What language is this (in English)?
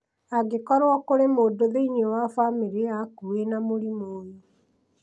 Kikuyu